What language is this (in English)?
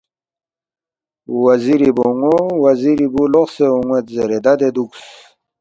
Balti